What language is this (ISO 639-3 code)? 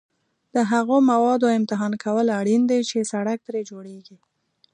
pus